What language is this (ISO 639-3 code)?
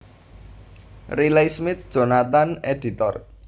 jav